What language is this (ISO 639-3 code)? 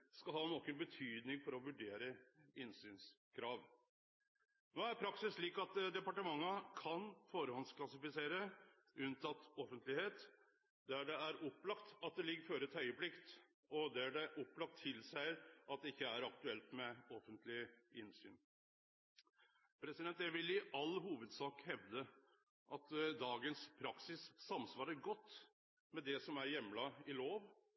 nno